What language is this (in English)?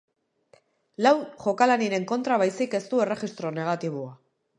Basque